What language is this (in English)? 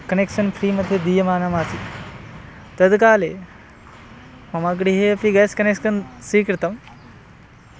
Sanskrit